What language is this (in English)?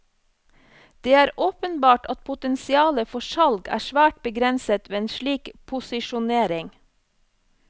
Norwegian